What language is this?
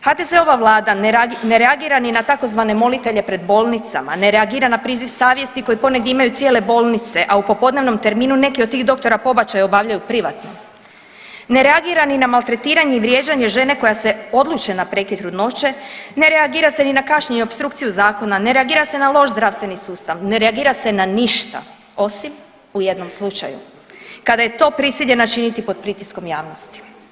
Croatian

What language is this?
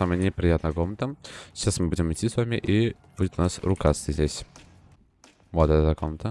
Russian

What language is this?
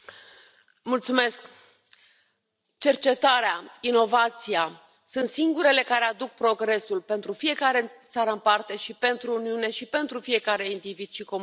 Romanian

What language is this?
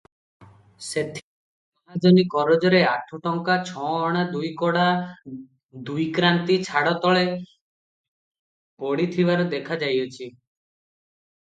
Odia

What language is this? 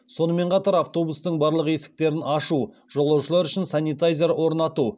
Kazakh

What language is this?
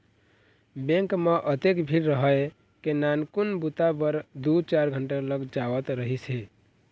Chhattisgarhi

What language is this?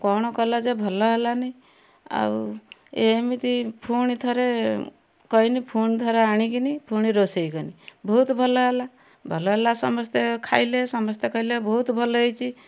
Odia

